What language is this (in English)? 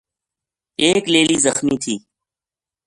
Gujari